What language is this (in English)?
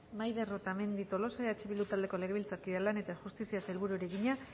Basque